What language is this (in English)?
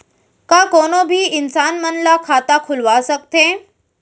Chhattisgarhi